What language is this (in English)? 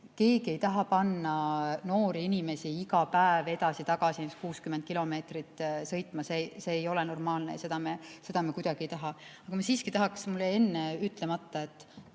Estonian